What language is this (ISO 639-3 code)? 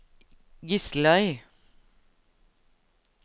nor